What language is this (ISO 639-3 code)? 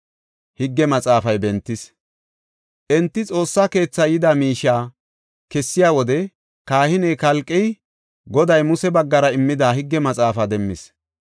gof